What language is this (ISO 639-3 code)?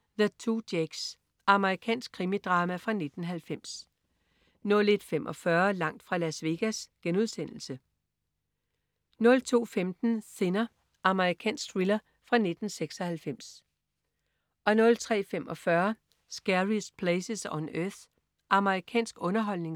dan